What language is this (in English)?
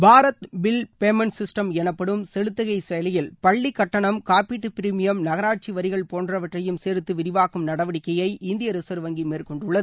Tamil